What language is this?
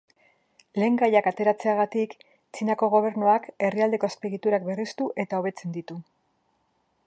Basque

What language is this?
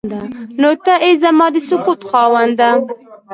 Pashto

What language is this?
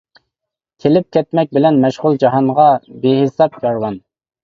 Uyghur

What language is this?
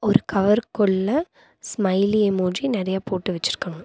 Tamil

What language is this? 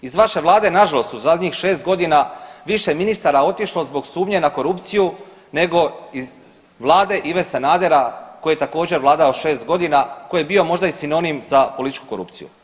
Croatian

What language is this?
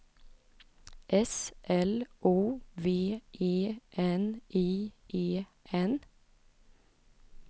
Swedish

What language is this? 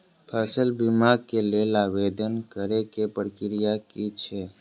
Maithili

